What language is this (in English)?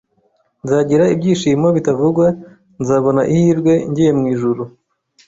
Kinyarwanda